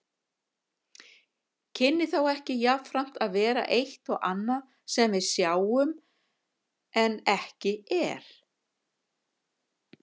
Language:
Icelandic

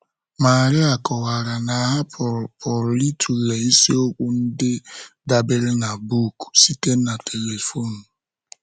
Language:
Igbo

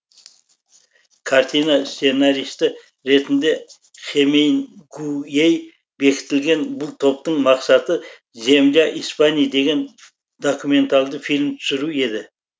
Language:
Kazakh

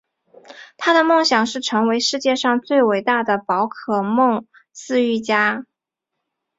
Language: Chinese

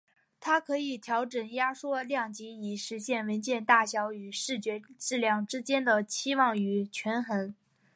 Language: Chinese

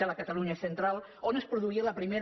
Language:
Catalan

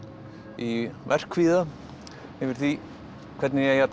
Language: Icelandic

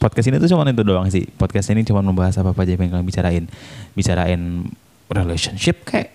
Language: Indonesian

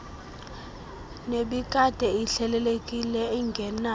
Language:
Xhosa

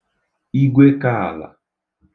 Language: Igbo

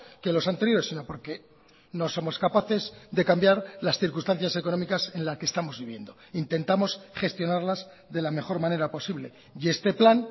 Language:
Spanish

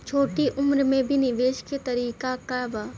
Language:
Bhojpuri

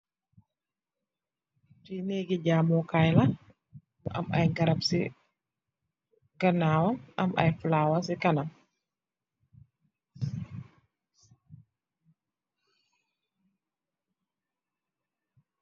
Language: Wolof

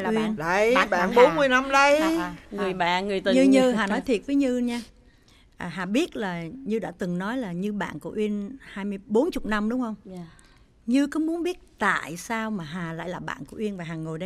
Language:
Vietnamese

